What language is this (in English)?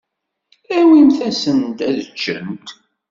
Kabyle